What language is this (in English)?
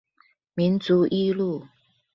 Chinese